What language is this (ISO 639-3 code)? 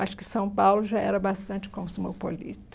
por